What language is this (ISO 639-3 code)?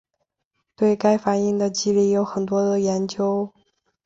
zho